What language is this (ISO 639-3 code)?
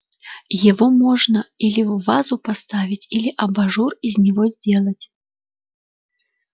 rus